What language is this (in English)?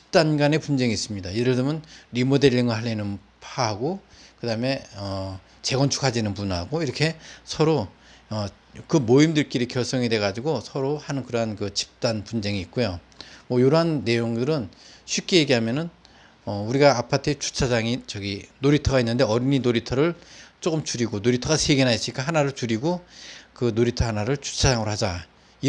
Korean